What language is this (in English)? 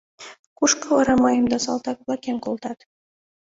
Mari